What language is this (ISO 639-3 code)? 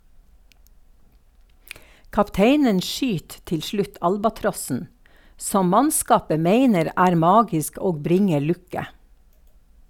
nor